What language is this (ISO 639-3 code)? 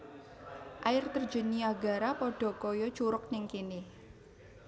jav